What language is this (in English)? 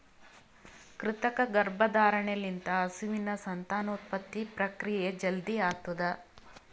Kannada